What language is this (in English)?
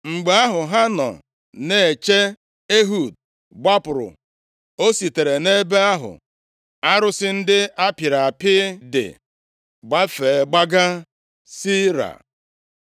Igbo